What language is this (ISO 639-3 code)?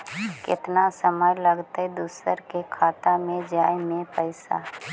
mag